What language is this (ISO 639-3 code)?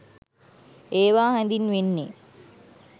sin